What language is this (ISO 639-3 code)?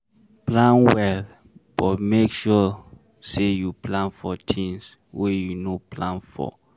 pcm